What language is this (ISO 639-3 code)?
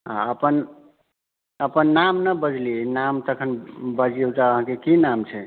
mai